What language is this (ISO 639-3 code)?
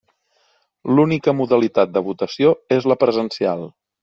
cat